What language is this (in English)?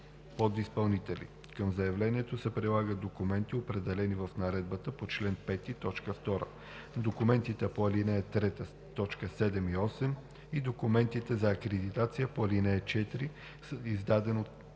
Bulgarian